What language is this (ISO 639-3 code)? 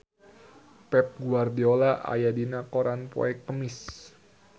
sun